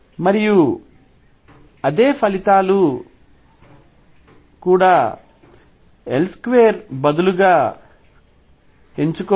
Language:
Telugu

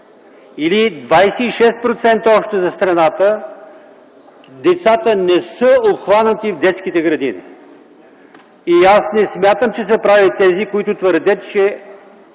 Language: Bulgarian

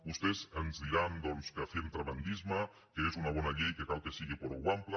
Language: Catalan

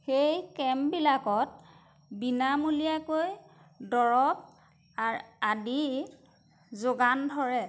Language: Assamese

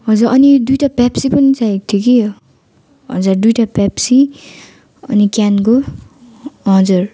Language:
Nepali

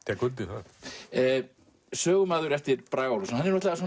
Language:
Icelandic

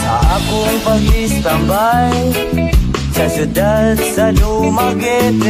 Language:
Indonesian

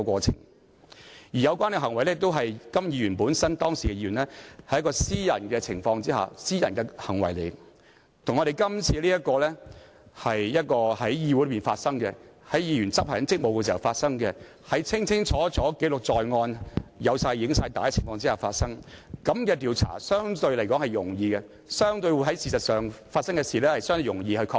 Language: Cantonese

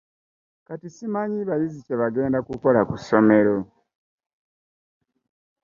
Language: Ganda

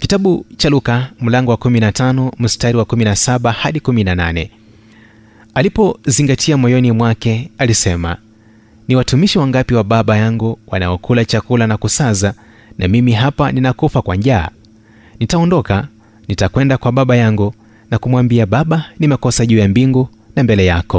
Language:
Swahili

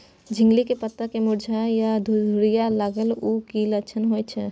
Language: Maithili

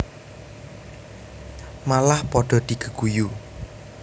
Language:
Javanese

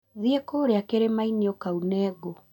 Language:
Kikuyu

